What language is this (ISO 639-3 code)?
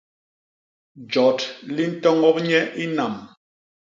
bas